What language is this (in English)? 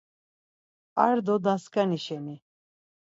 Laz